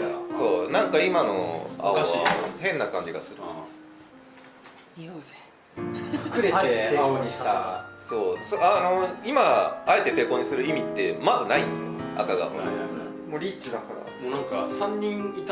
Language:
Japanese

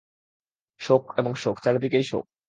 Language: Bangla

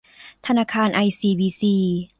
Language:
Thai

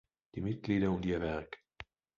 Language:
German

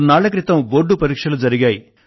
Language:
Telugu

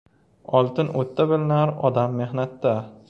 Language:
Uzbek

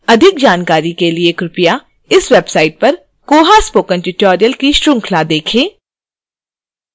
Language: Hindi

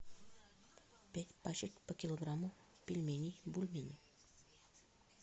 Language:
Russian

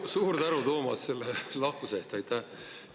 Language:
Estonian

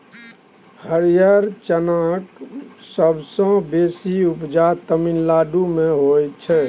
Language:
Maithili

